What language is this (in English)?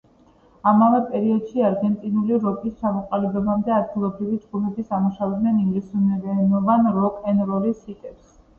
Georgian